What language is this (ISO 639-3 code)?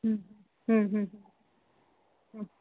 snd